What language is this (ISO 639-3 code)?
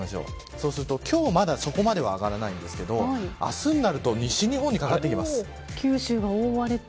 jpn